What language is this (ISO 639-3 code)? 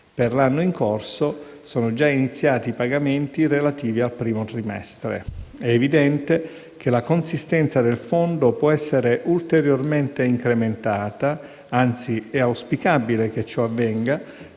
ita